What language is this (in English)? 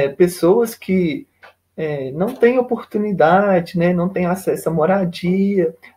Portuguese